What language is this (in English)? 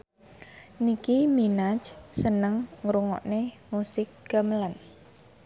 Javanese